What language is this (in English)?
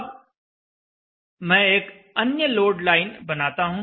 Hindi